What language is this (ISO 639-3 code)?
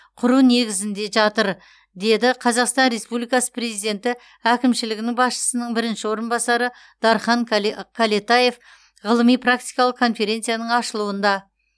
kaz